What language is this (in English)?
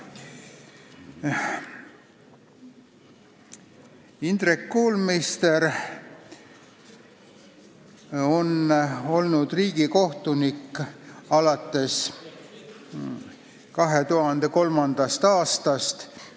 Estonian